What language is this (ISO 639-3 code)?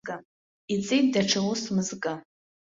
abk